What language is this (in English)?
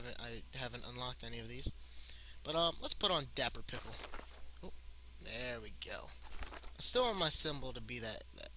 English